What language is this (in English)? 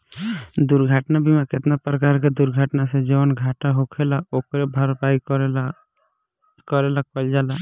Bhojpuri